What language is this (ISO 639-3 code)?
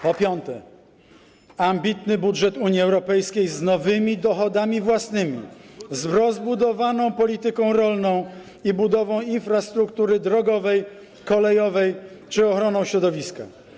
pol